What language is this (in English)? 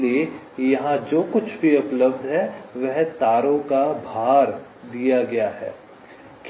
Hindi